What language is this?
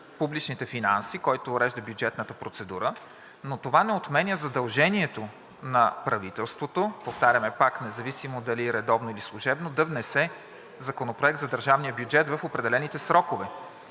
Bulgarian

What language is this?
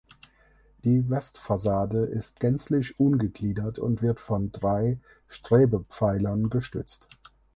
German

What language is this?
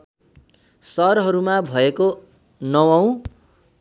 Nepali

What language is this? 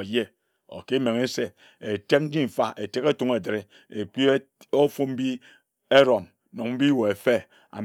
Ejagham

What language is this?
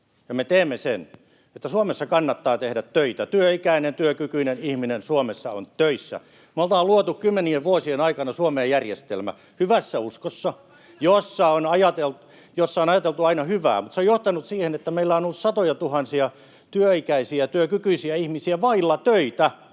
Finnish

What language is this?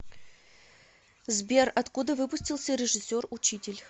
Russian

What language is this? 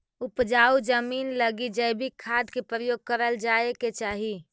Magahi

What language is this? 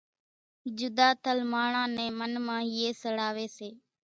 Kachi Koli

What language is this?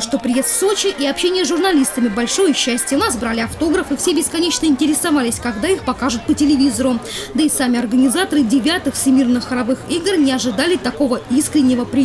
Russian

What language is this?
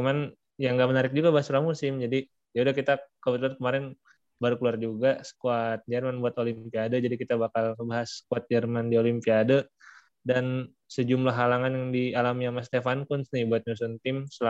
Indonesian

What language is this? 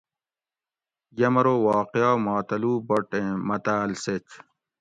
Gawri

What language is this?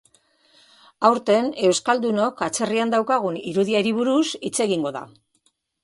Basque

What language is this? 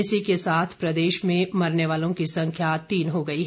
Hindi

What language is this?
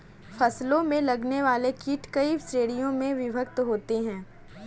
Hindi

